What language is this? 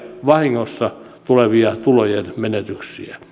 Finnish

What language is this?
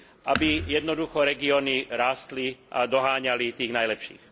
Slovak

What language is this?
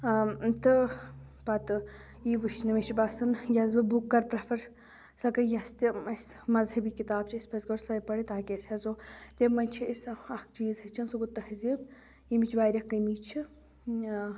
Kashmiri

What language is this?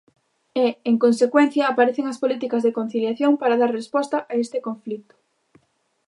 Galician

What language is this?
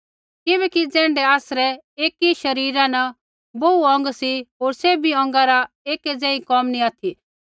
Kullu Pahari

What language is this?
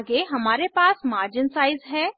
Hindi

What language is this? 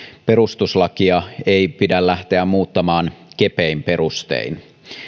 Finnish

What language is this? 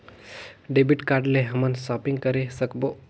Chhattisgarhi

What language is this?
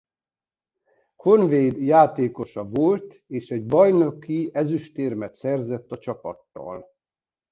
Hungarian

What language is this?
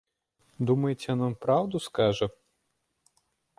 Belarusian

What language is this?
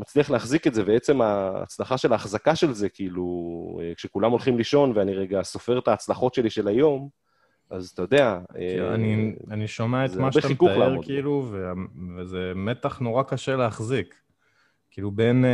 Hebrew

